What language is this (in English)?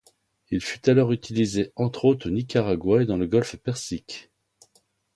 French